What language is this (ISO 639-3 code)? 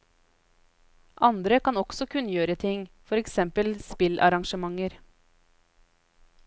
nor